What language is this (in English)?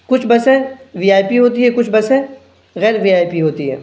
Urdu